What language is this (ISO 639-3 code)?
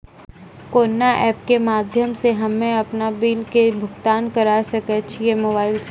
mai